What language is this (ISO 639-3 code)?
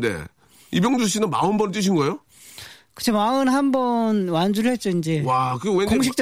kor